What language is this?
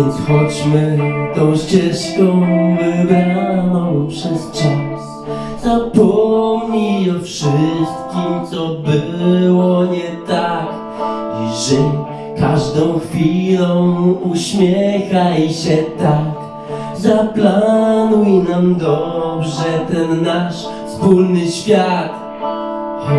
Polish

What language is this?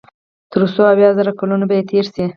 Pashto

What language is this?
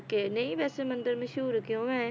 Punjabi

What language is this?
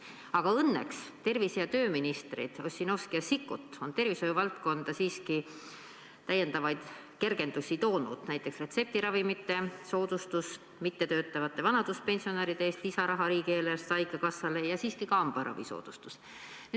Estonian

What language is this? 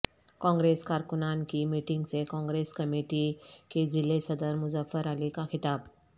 Urdu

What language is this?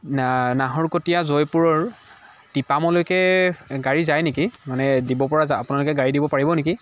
Assamese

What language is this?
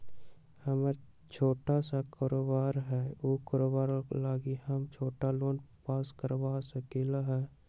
Magahi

